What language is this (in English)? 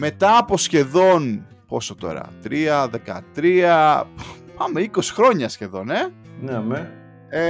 Greek